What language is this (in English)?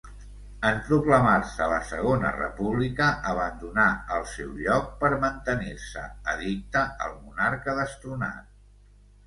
Catalan